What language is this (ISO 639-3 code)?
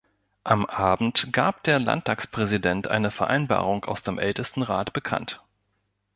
deu